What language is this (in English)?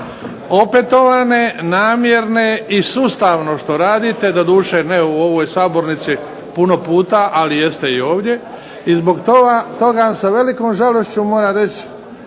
Croatian